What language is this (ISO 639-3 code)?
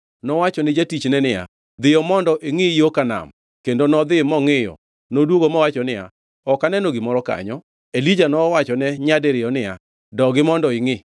luo